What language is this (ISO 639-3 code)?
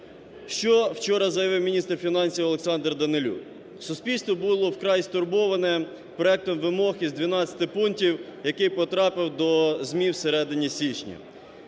ukr